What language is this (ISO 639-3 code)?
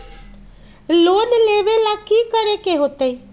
mag